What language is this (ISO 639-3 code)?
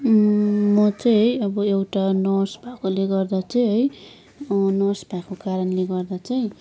nep